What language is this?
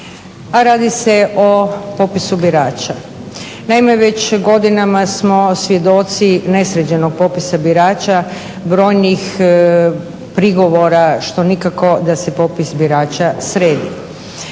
Croatian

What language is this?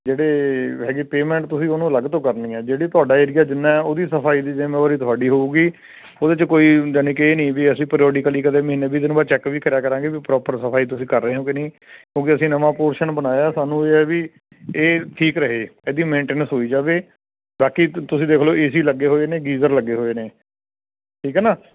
Punjabi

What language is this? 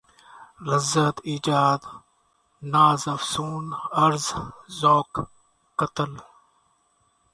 Urdu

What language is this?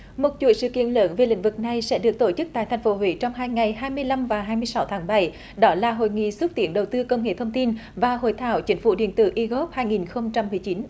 Vietnamese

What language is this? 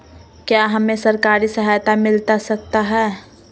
Magahi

